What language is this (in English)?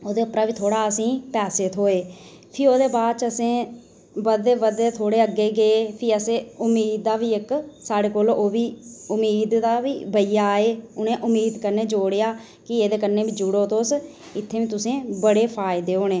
Dogri